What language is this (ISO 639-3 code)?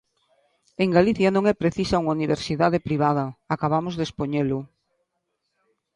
glg